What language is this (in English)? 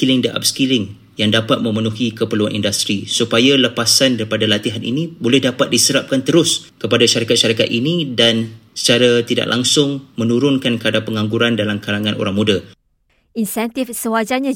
Malay